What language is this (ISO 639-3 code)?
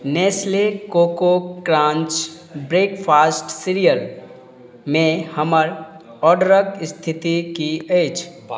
mai